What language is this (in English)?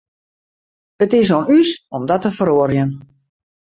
Western Frisian